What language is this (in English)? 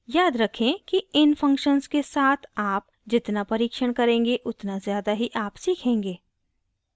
Hindi